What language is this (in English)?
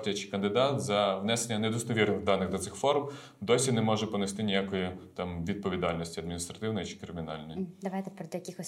Ukrainian